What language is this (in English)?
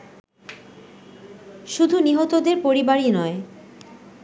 Bangla